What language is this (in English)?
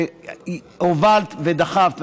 Hebrew